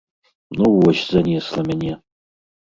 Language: Belarusian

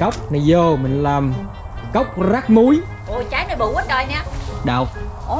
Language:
Vietnamese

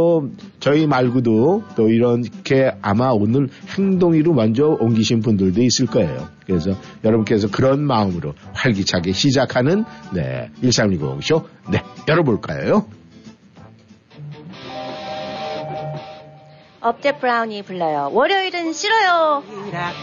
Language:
Korean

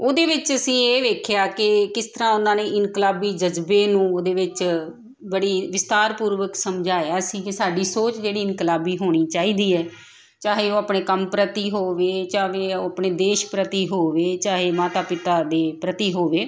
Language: Punjabi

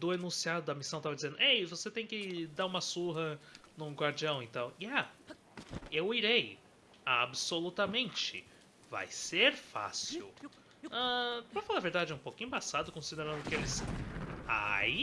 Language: Portuguese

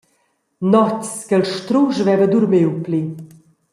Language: Romansh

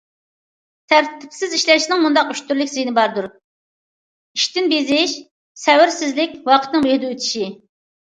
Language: Uyghur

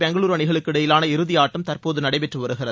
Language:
Tamil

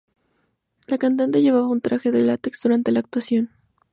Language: Spanish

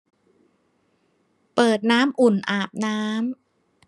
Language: Thai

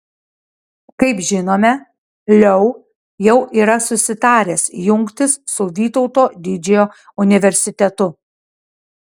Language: Lithuanian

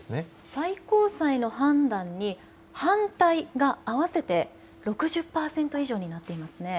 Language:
Japanese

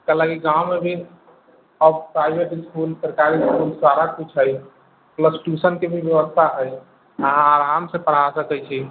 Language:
Maithili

